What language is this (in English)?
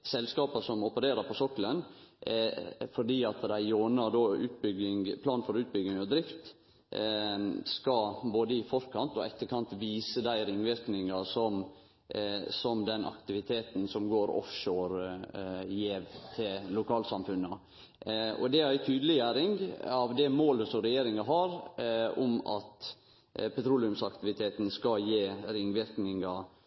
Norwegian Nynorsk